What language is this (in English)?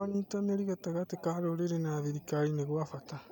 Kikuyu